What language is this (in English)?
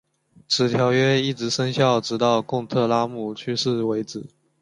Chinese